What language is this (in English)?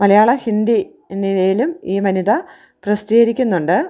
Malayalam